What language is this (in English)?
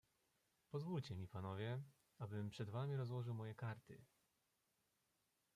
Polish